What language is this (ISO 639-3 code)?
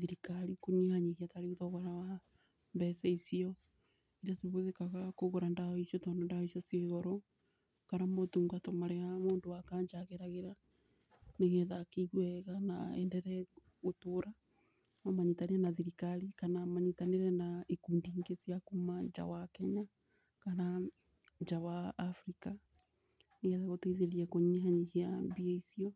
kik